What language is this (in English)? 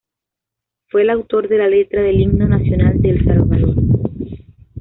Spanish